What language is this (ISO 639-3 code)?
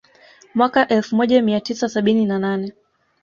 swa